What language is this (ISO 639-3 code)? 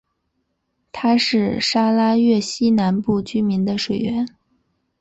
zho